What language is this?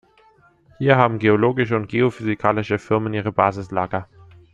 German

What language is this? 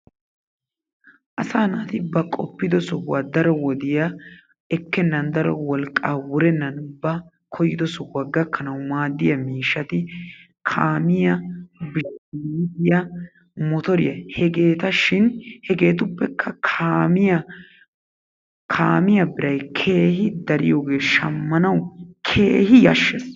Wolaytta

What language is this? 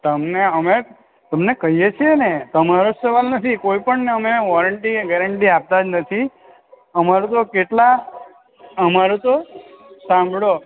Gujarati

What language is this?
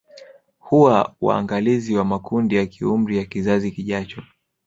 Swahili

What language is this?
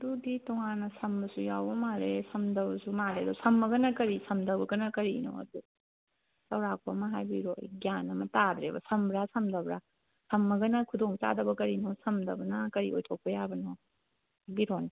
Manipuri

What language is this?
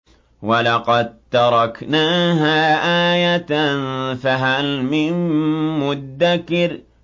Arabic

